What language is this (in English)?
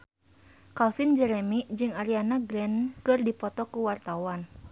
Sundanese